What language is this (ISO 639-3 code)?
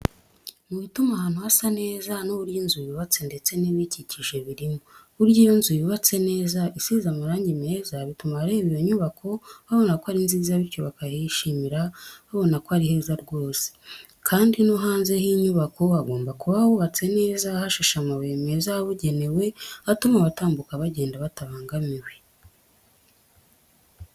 kin